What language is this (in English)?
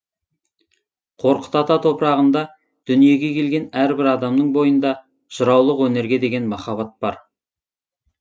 Kazakh